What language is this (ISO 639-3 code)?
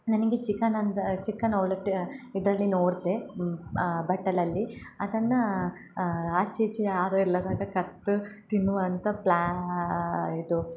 kan